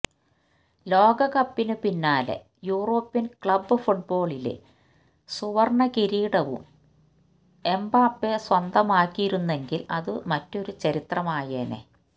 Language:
Malayalam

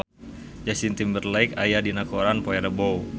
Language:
Sundanese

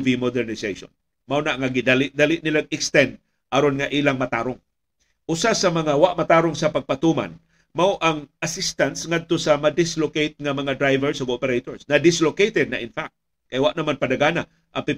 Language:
Filipino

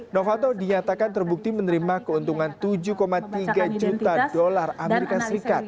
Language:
Indonesian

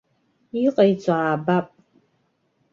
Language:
Abkhazian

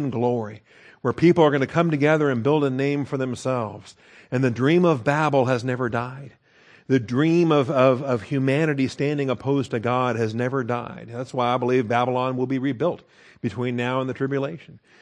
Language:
English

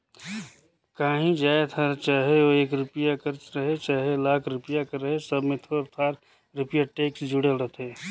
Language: Chhattisgarhi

